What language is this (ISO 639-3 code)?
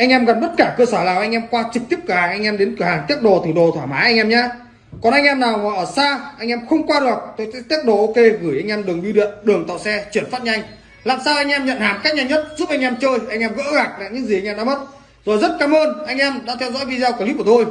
vie